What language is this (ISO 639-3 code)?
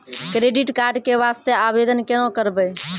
mai